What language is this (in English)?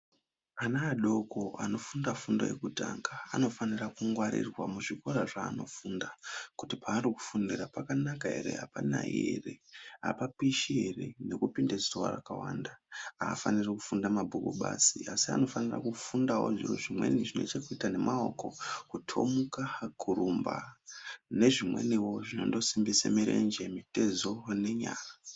Ndau